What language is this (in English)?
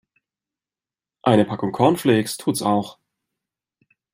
German